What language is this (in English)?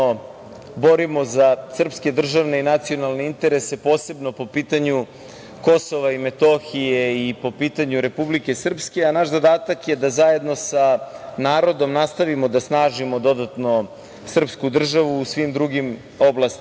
Serbian